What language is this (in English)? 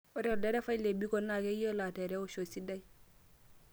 Masai